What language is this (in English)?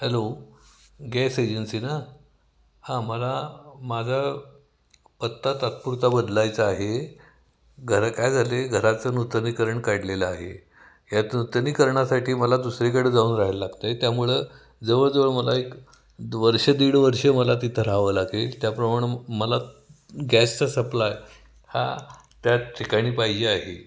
Marathi